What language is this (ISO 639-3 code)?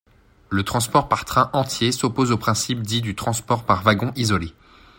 fra